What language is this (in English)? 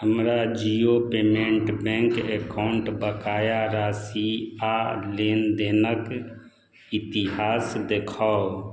Maithili